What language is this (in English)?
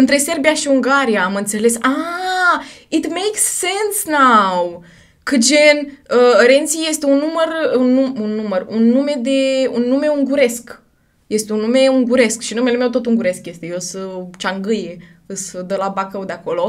Romanian